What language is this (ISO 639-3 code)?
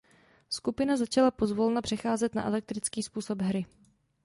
ces